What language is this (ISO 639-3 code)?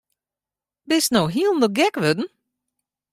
fry